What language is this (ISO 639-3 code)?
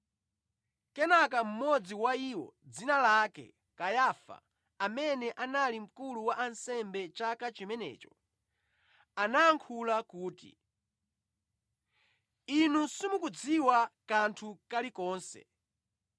nya